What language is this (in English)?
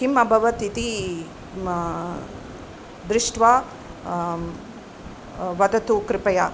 Sanskrit